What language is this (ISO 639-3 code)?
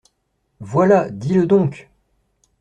fra